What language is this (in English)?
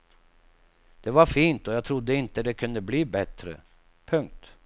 Swedish